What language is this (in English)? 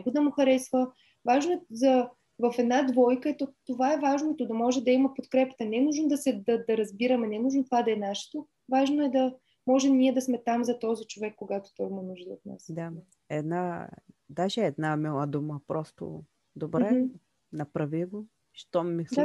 Bulgarian